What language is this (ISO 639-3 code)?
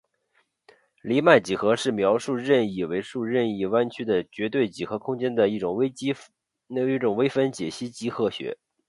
zho